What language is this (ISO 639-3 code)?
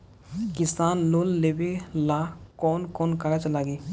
bho